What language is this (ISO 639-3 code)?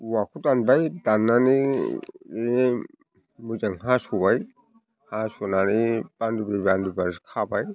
brx